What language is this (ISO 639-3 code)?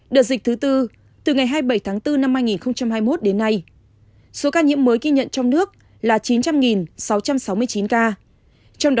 vie